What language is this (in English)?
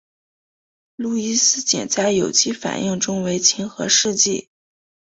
Chinese